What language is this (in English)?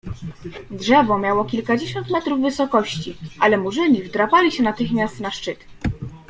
Polish